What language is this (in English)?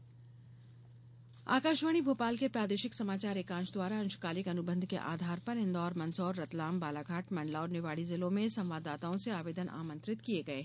Hindi